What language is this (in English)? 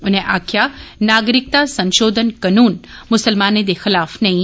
Dogri